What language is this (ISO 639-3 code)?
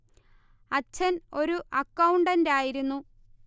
mal